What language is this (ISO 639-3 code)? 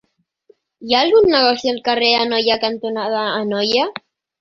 cat